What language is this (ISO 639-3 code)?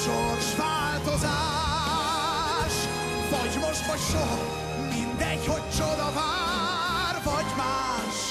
hun